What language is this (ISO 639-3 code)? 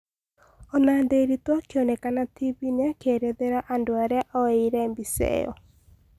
kik